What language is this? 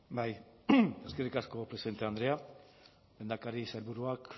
Basque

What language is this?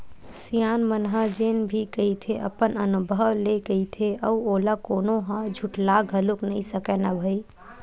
Chhattisgarhi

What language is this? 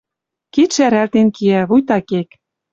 Western Mari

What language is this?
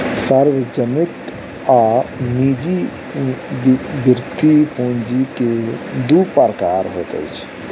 Maithili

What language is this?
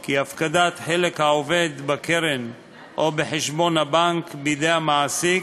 Hebrew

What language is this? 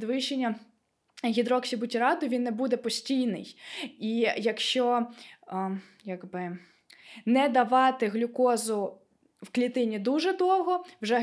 Ukrainian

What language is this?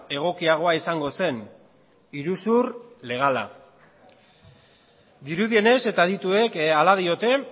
Basque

